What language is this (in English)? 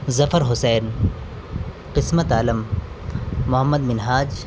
Urdu